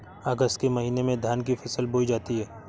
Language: Hindi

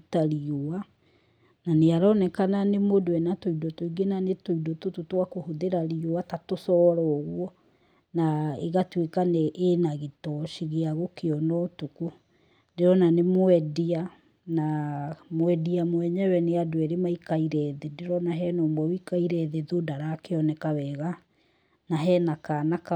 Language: Kikuyu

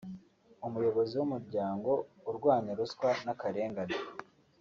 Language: Kinyarwanda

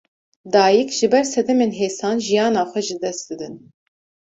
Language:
Kurdish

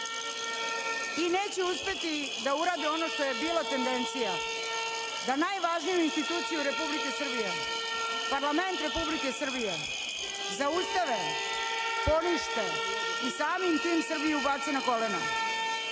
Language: Serbian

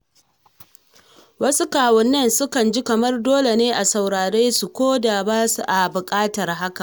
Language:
Hausa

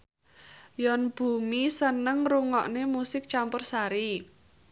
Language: Javanese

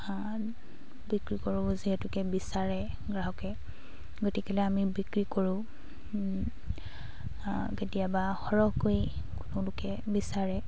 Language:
Assamese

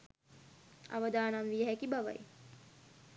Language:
Sinhala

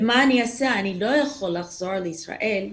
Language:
Hebrew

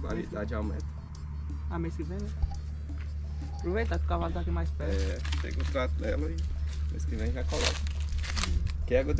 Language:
Portuguese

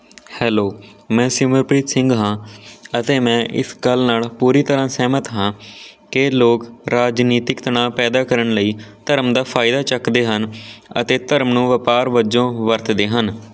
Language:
Punjabi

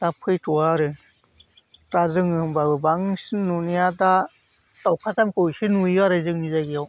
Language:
Bodo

